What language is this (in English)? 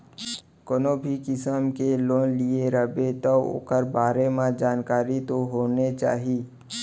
Chhattisgarhi